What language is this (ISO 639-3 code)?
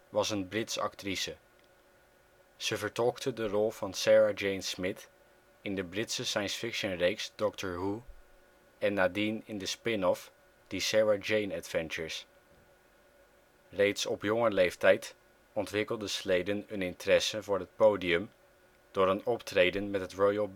nld